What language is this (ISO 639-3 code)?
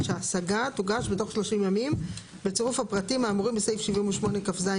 heb